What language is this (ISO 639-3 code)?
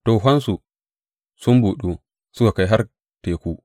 hau